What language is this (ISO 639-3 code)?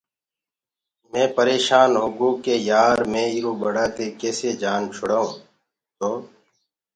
ggg